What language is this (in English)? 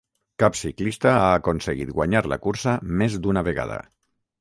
Catalan